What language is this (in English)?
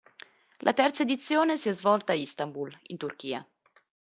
Italian